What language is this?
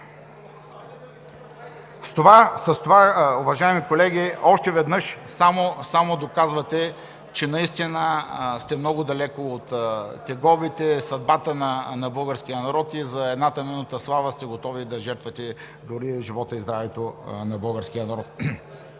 Bulgarian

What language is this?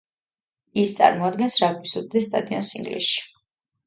Georgian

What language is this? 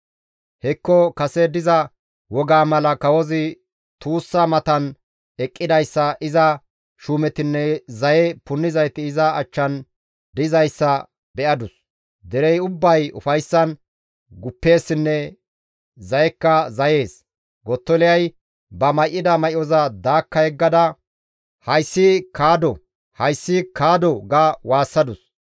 Gamo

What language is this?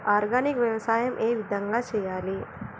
Telugu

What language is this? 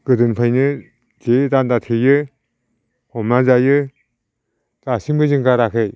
Bodo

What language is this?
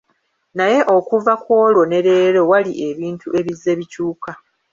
Ganda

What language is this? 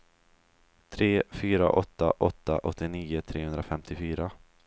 Swedish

